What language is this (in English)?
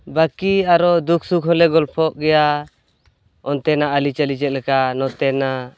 Santali